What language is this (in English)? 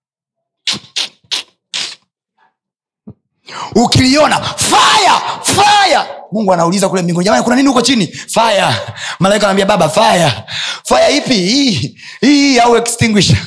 Swahili